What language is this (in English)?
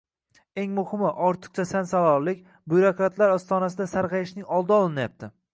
Uzbek